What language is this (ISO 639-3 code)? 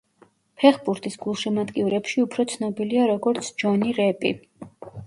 kat